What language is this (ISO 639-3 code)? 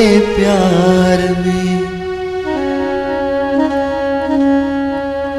hin